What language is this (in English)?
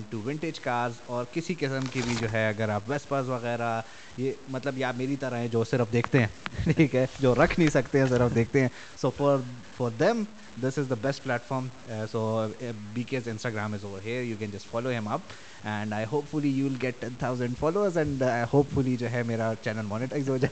Urdu